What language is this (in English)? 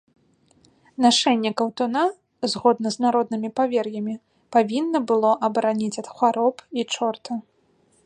Belarusian